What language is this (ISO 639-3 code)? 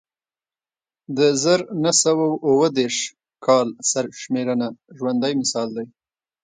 pus